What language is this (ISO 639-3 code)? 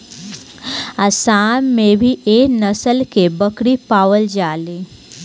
bho